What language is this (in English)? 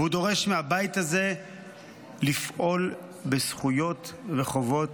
Hebrew